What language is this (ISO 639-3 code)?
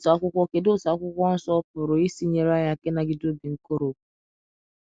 ibo